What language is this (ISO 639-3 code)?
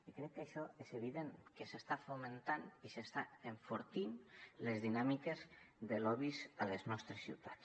cat